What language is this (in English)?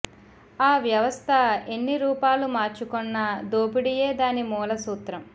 Telugu